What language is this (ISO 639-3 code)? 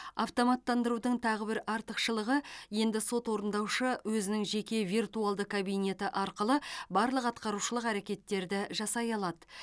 kaz